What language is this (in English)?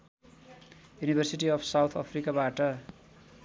Nepali